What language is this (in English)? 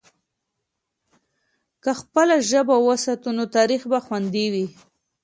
Pashto